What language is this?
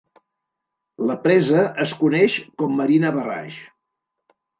Catalan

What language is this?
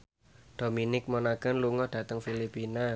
Javanese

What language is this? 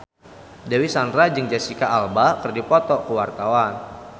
Sundanese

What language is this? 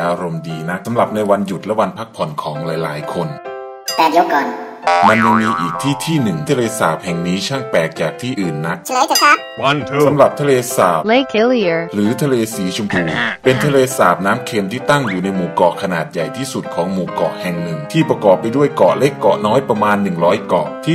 Thai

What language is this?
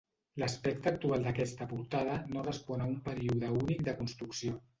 Catalan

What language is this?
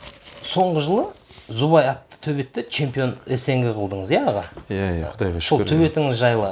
Turkish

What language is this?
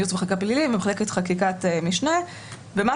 Hebrew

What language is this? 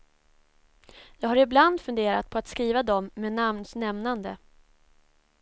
Swedish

